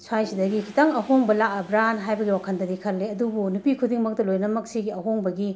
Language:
Manipuri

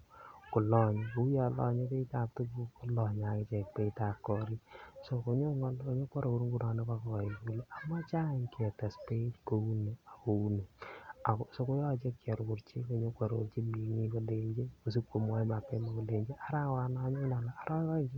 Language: Kalenjin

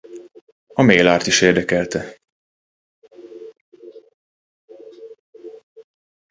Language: Hungarian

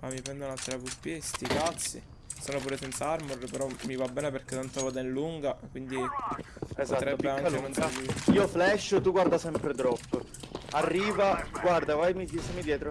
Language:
Italian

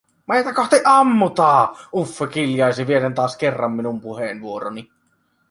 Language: Finnish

